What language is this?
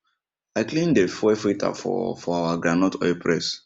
Nigerian Pidgin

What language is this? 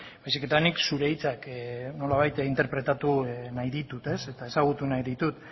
Basque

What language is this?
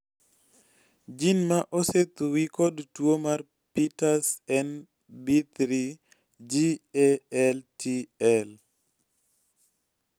Luo (Kenya and Tanzania)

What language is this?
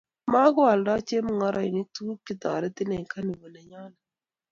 Kalenjin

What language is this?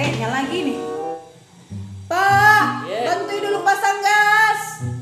Indonesian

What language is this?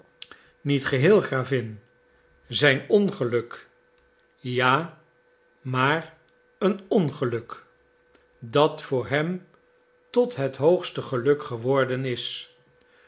Dutch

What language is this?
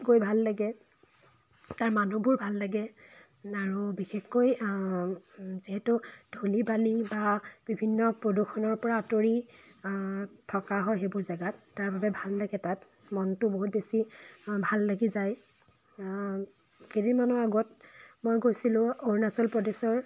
Assamese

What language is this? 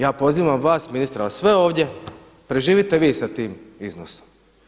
Croatian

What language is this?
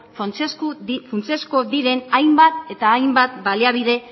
Basque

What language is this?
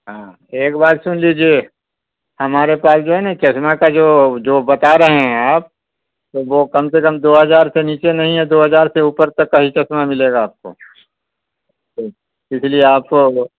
Urdu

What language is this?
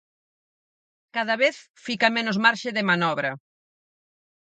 Galician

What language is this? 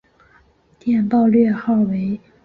Chinese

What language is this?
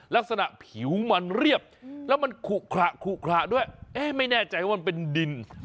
Thai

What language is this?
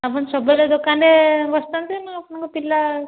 Odia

